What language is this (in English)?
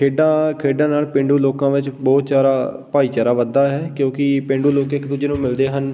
Punjabi